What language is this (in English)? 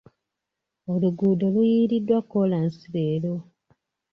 Ganda